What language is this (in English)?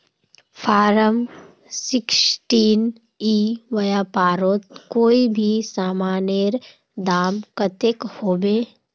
Magahi